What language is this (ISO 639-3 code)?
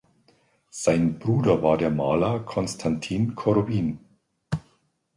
deu